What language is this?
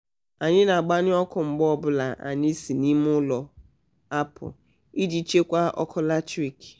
Igbo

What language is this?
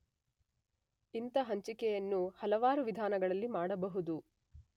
Kannada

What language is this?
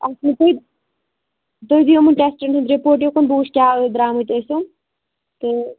Kashmiri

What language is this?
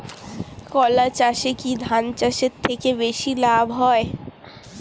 Bangla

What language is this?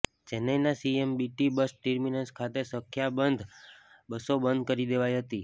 Gujarati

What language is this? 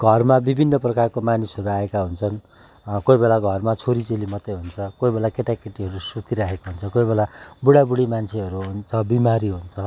Nepali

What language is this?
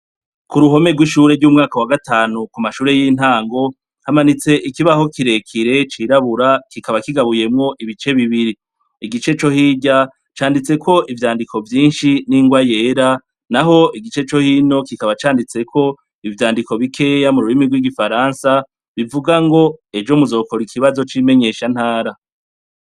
Rundi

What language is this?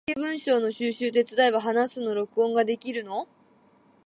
Japanese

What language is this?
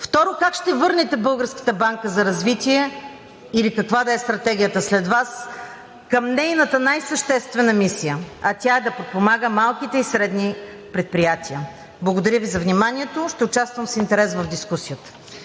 Bulgarian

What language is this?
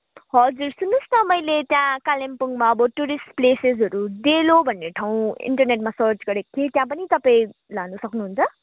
Nepali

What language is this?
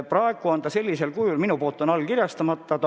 Estonian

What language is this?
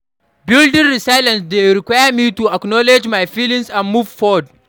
Nigerian Pidgin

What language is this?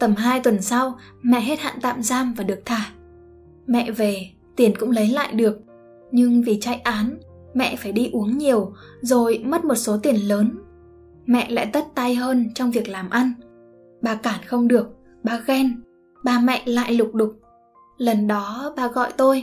Vietnamese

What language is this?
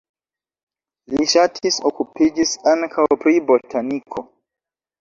Esperanto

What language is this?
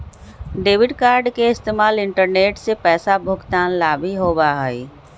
Magahi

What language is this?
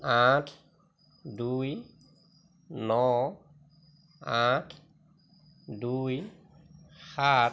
Assamese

